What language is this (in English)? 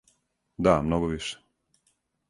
Serbian